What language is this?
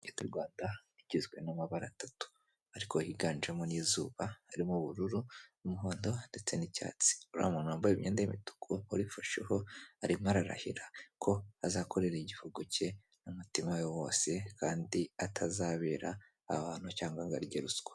Kinyarwanda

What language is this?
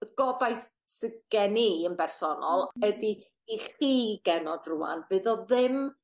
Welsh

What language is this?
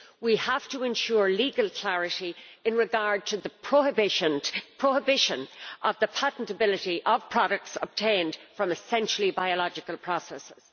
English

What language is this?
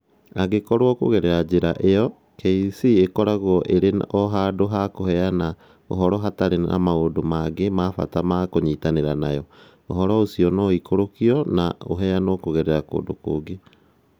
Kikuyu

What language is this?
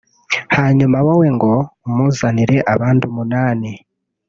Kinyarwanda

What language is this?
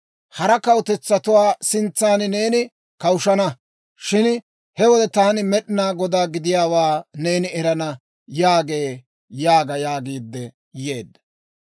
Dawro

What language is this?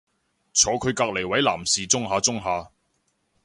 Cantonese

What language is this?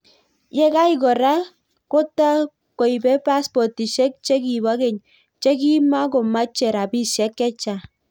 Kalenjin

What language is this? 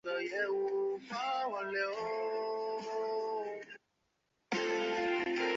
Chinese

